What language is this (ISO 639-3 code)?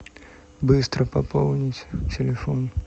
rus